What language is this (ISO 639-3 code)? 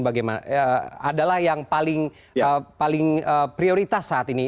ind